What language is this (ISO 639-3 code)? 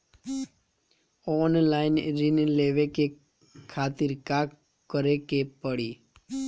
bho